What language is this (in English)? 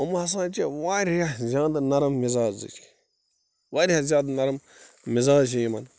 Kashmiri